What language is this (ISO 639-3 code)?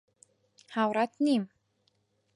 ckb